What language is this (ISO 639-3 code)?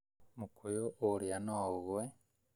kik